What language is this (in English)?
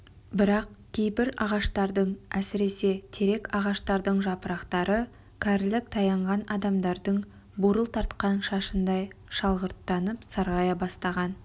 Kazakh